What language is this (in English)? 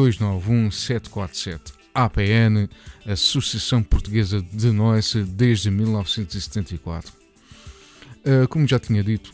Portuguese